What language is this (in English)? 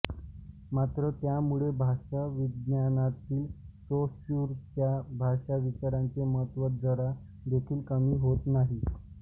Marathi